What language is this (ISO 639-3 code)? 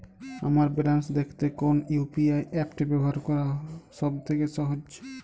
ben